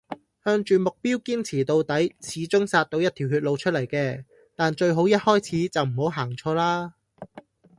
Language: Cantonese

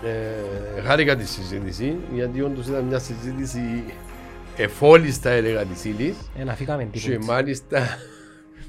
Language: Greek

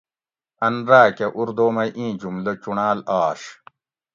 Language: Gawri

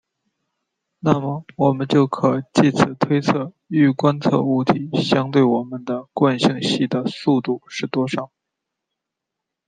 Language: Chinese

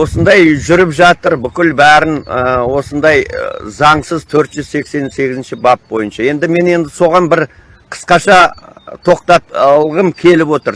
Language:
Turkish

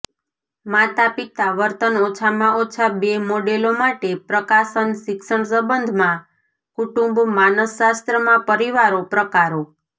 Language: Gujarati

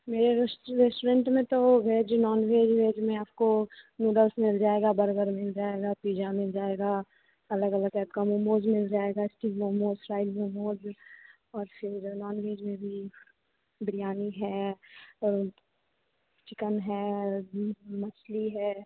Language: Hindi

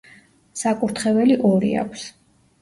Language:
Georgian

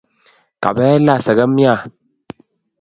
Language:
Kalenjin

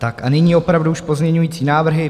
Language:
Czech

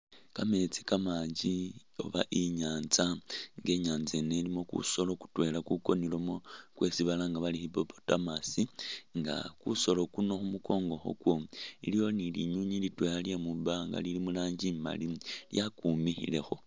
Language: Masaaba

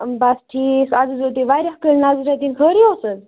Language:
Kashmiri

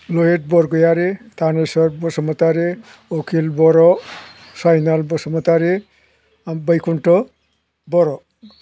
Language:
Bodo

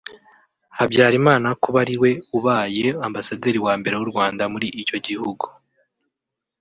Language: Kinyarwanda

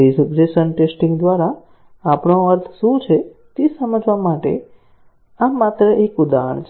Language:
Gujarati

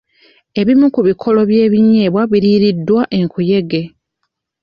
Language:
Ganda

